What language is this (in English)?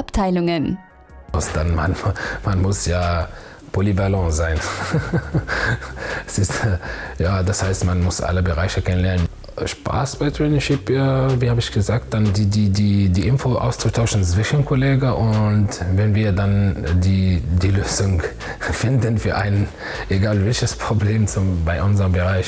German